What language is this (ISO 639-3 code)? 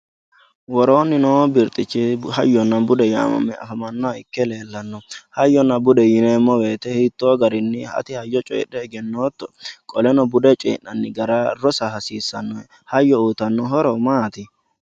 sid